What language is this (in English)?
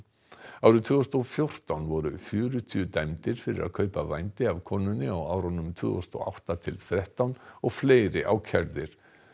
Icelandic